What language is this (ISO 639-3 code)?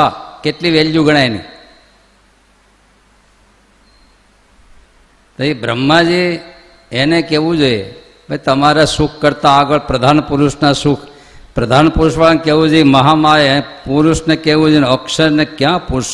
guj